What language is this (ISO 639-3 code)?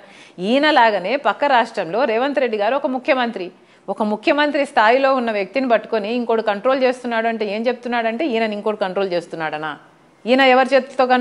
tel